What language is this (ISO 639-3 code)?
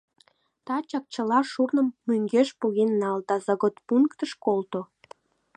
chm